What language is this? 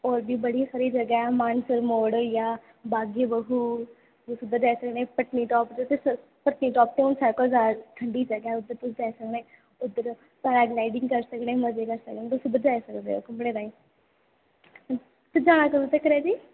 Dogri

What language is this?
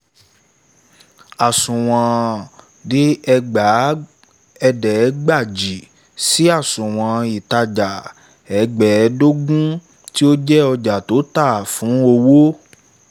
Yoruba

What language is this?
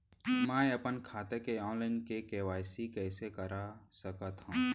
Chhattisgarhi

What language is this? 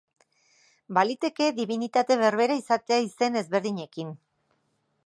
Basque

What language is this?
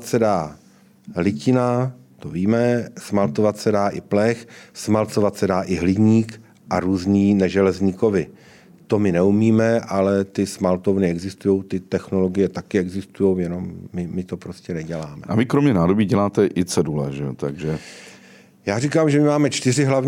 Czech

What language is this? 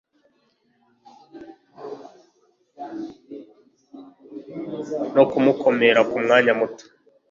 Kinyarwanda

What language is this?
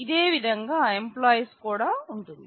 Telugu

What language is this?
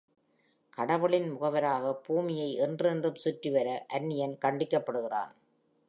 Tamil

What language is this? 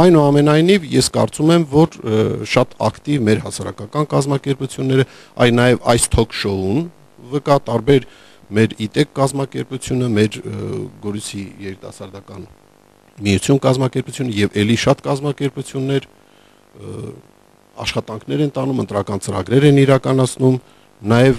Romanian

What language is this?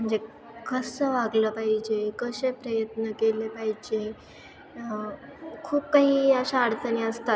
Marathi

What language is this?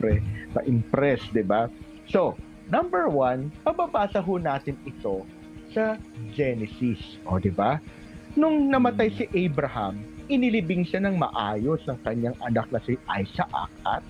Filipino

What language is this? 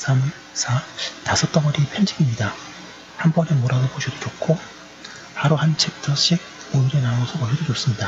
Korean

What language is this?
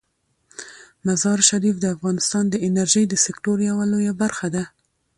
Pashto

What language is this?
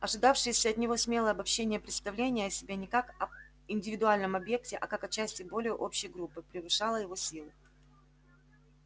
Russian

